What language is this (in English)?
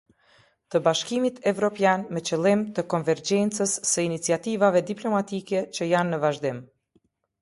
Albanian